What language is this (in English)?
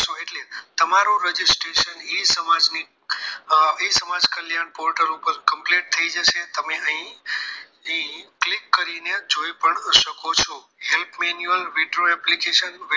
Gujarati